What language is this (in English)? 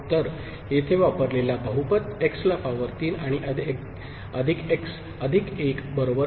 Marathi